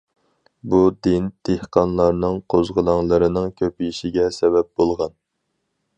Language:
Uyghur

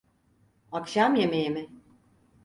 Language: Turkish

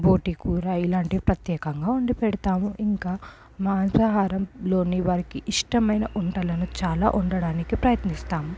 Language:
Telugu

